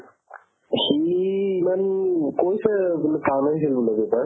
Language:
Assamese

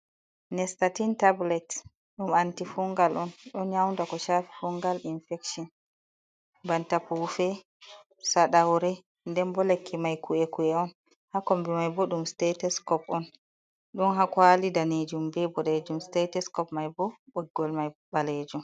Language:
Fula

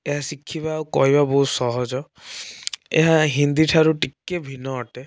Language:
Odia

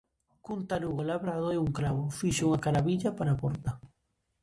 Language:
Galician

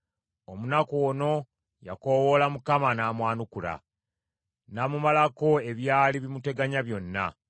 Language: Ganda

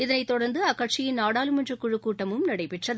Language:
Tamil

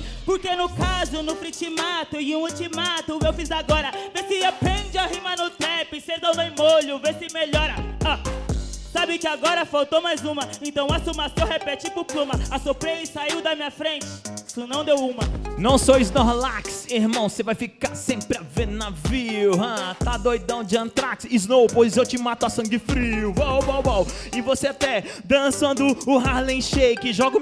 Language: Portuguese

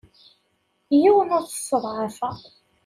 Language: Kabyle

